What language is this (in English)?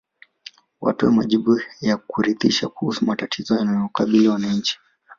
Swahili